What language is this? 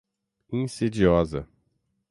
Portuguese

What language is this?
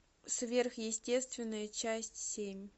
Russian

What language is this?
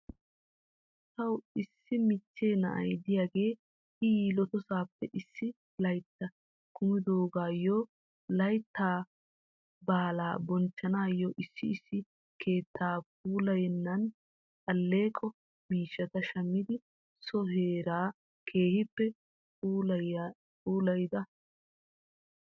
Wolaytta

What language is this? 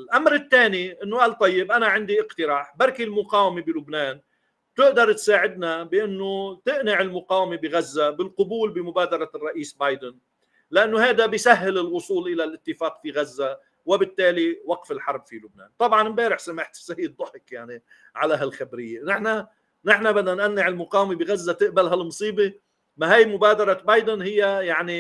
Arabic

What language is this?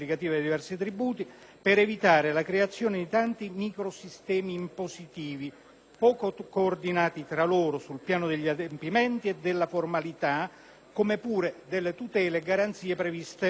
Italian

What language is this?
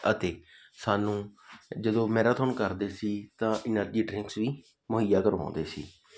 Punjabi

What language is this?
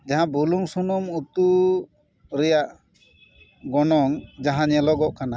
Santali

